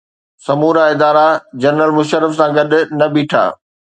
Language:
Sindhi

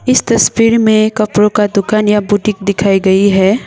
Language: Hindi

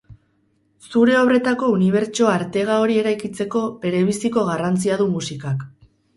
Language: Basque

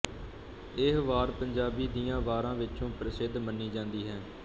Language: Punjabi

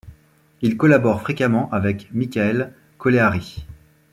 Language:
French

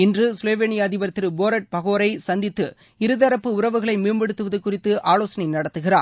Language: Tamil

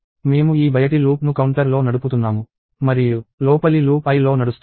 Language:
Telugu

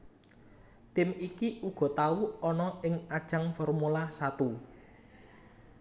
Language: Javanese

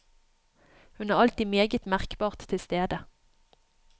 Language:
Norwegian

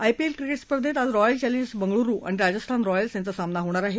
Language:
Marathi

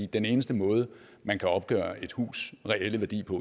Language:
Danish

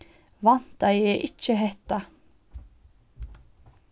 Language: Faroese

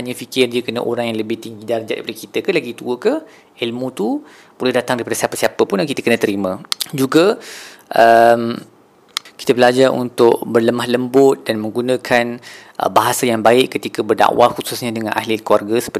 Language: Malay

